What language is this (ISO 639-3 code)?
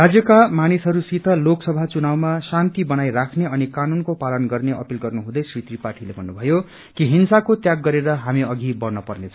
nep